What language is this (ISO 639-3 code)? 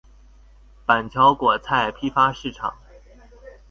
zho